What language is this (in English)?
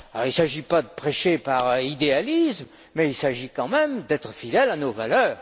French